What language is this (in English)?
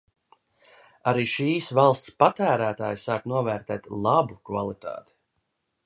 Latvian